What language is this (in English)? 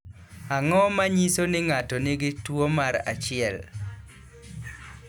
Luo (Kenya and Tanzania)